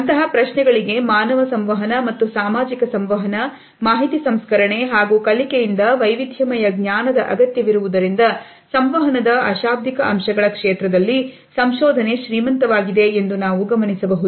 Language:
Kannada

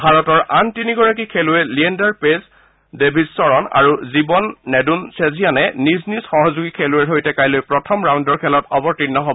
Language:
Assamese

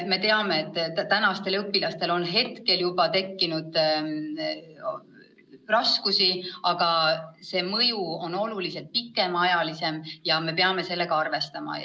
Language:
Estonian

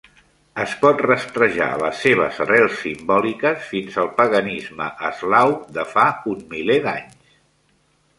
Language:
Catalan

